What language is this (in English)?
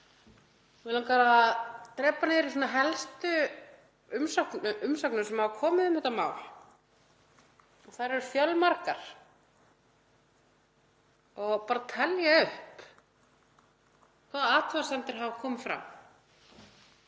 Icelandic